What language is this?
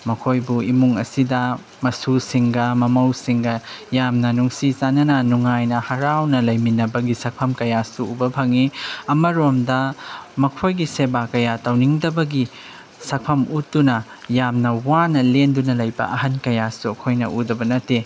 Manipuri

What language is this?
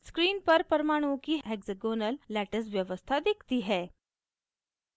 Hindi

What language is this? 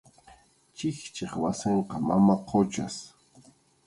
Arequipa-La Unión Quechua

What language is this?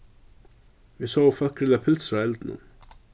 Faroese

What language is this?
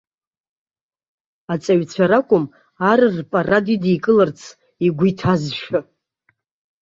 Abkhazian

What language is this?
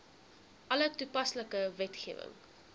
Afrikaans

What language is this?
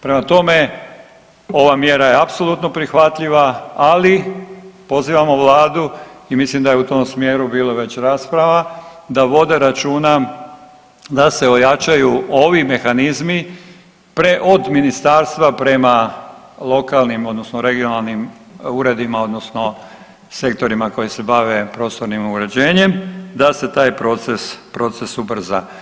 Croatian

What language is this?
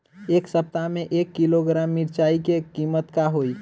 Bhojpuri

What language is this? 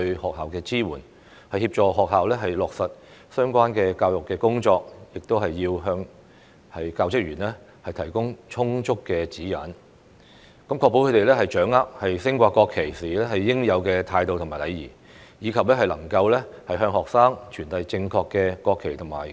Cantonese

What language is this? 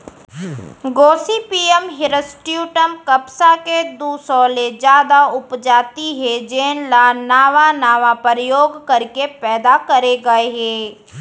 Chhattisgarhi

